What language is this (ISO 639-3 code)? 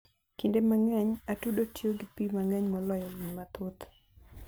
luo